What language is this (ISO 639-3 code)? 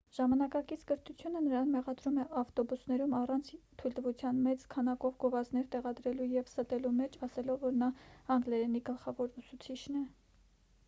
hye